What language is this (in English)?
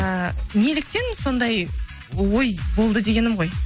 Kazakh